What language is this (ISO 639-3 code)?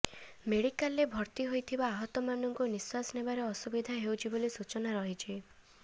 ori